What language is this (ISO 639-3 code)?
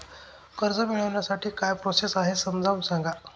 mar